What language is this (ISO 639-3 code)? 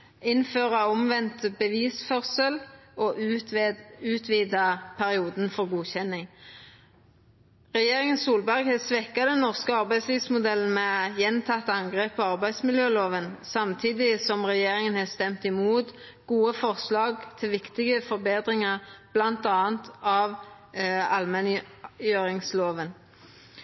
nno